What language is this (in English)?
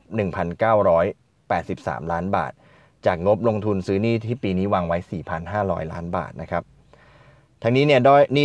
Thai